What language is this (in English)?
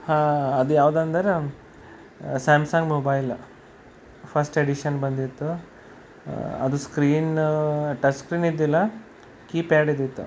Kannada